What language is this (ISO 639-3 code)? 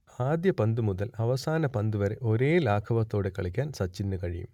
mal